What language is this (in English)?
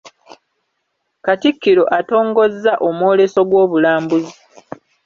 Ganda